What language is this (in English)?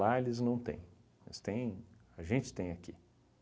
Portuguese